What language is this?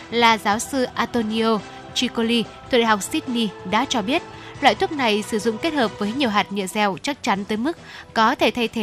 Vietnamese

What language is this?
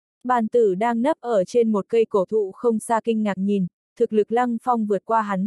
Vietnamese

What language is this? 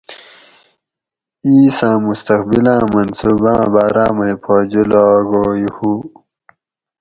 Gawri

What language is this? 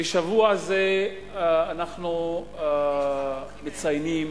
Hebrew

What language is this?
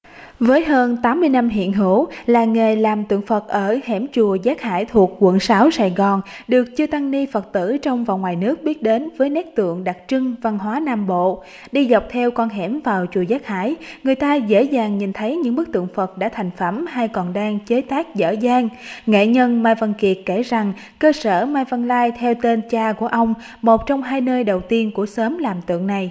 Vietnamese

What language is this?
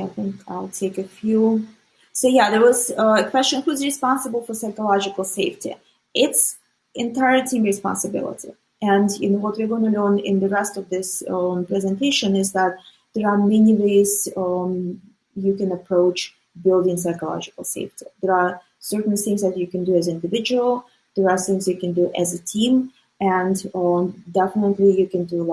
English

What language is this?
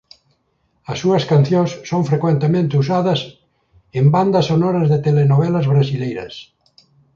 Galician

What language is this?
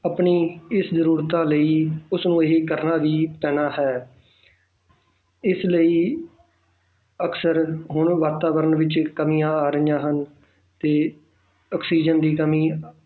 Punjabi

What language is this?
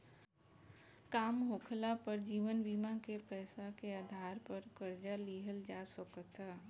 Bhojpuri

